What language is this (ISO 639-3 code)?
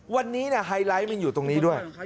tha